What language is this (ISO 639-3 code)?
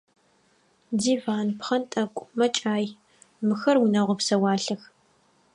ady